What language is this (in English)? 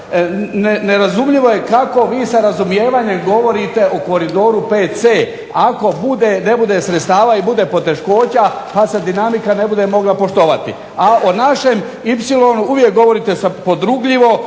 Croatian